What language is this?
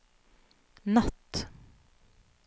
Norwegian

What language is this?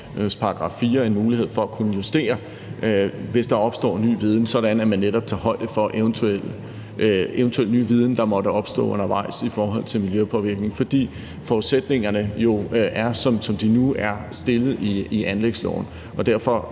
Danish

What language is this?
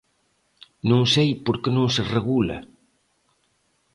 Galician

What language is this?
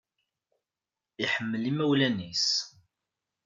Kabyle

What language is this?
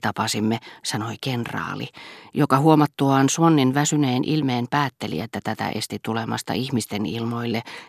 Finnish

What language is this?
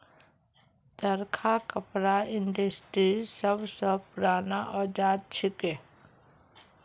Magahi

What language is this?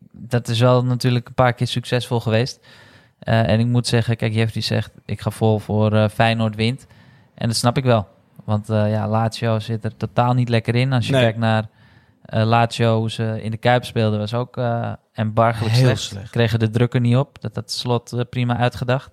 Dutch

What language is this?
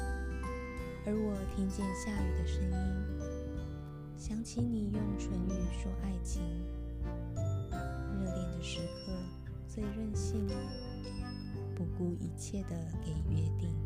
Chinese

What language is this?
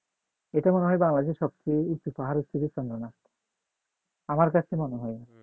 Bangla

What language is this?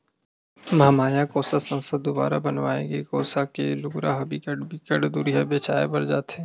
Chhattisgarhi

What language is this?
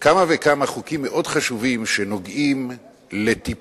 Hebrew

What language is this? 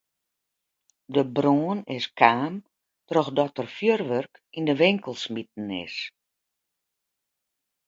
Western Frisian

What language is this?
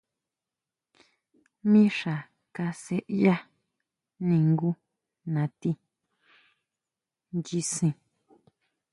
Huautla Mazatec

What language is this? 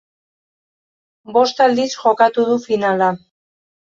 Basque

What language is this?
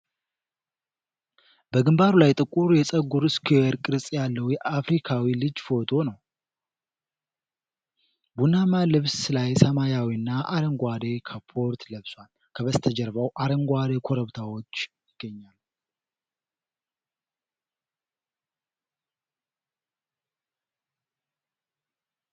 Amharic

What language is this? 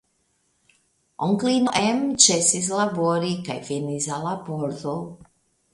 Esperanto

